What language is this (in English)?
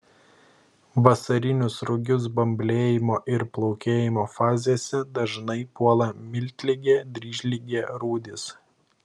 Lithuanian